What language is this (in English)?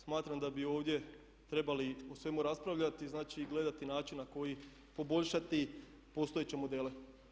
Croatian